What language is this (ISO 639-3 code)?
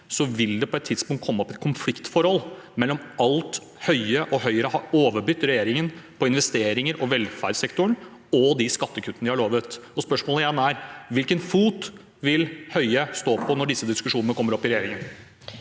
nor